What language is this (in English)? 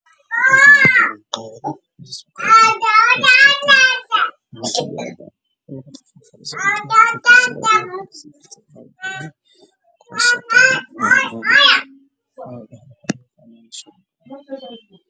Somali